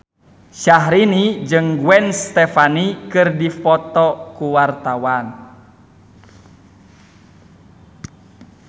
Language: Sundanese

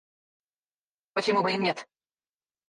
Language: Russian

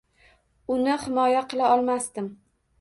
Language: Uzbek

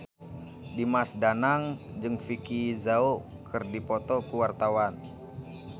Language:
Sundanese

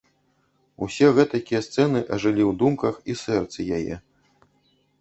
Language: Belarusian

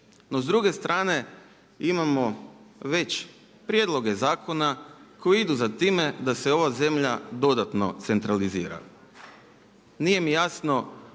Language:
Croatian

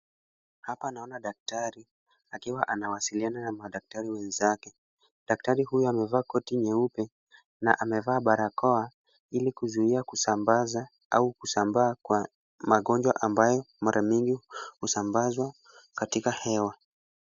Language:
Swahili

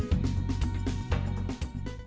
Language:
Vietnamese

